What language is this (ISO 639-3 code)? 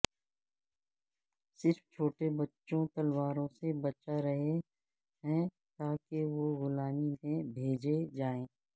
urd